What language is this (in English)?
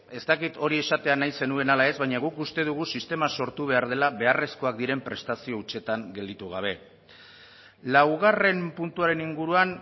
Basque